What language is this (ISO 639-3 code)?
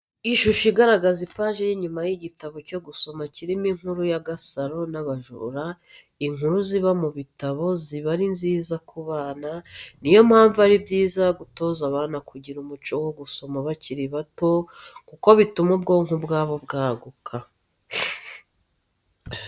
kin